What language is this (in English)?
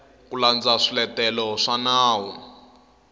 Tsonga